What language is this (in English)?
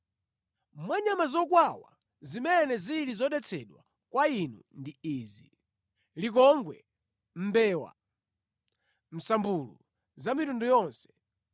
Nyanja